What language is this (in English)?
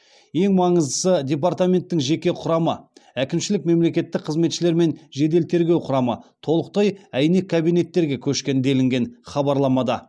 Kazakh